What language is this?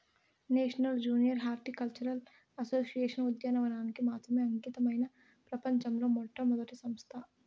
Telugu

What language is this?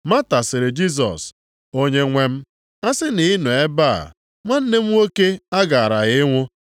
Igbo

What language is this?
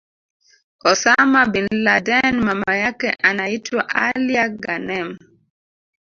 Swahili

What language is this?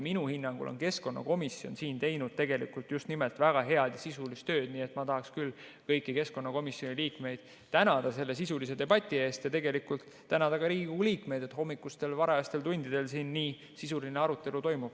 Estonian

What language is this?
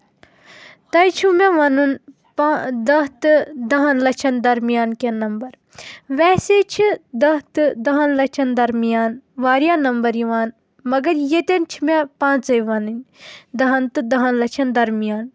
Kashmiri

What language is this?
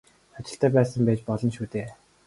Mongolian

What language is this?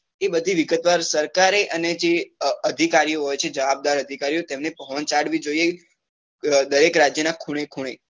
Gujarati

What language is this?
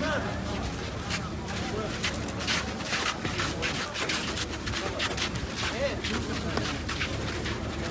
Arabic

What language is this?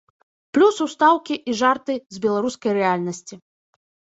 Belarusian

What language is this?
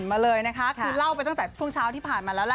Thai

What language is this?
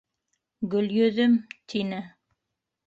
Bashkir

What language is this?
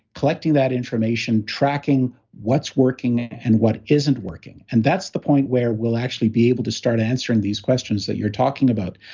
English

